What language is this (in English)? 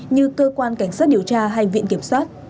Vietnamese